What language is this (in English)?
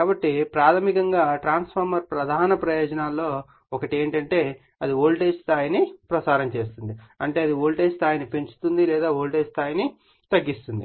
Telugu